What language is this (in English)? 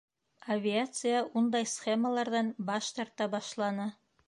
Bashkir